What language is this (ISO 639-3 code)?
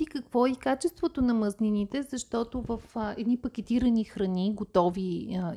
bul